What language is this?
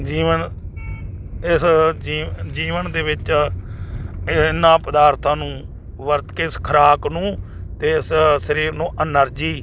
Punjabi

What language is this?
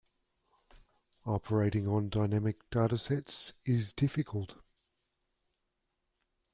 English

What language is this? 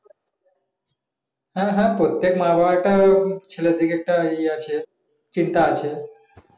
Bangla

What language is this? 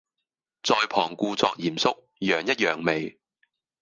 Cantonese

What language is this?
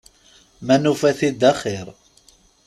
Kabyle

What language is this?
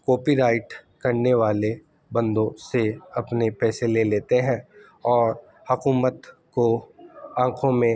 Urdu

